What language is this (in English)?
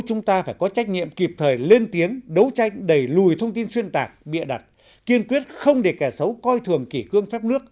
Vietnamese